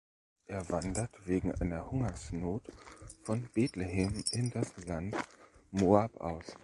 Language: German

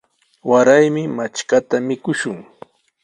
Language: Sihuas Ancash Quechua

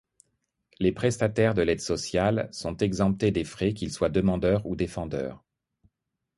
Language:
French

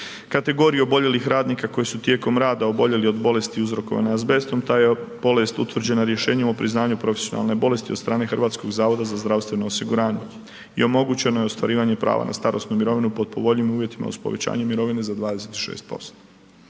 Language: Croatian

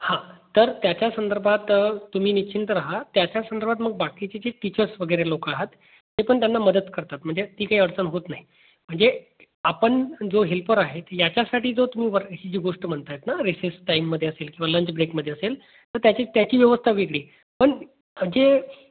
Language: Marathi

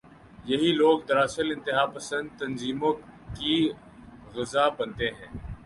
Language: Urdu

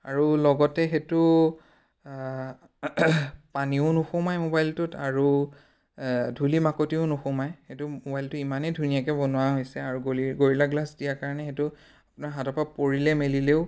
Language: Assamese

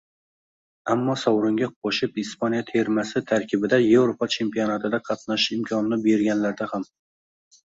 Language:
Uzbek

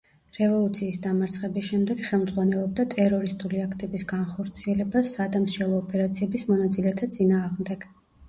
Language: Georgian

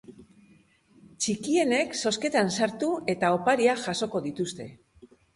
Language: Basque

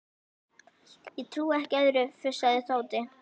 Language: Icelandic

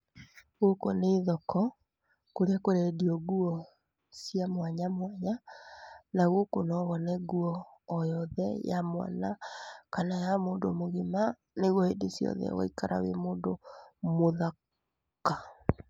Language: Kikuyu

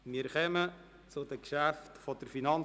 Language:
Swiss German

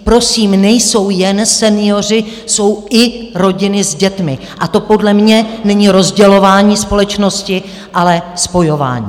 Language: Czech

